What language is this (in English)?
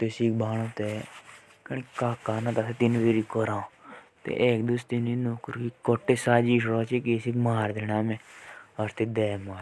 Jaunsari